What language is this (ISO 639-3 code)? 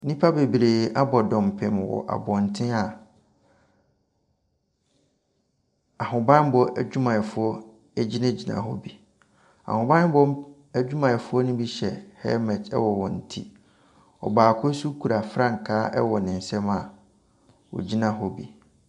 aka